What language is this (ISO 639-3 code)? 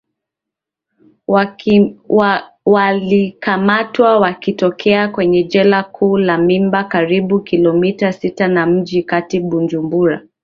swa